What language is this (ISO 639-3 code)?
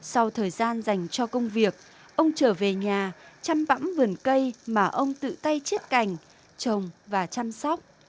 vie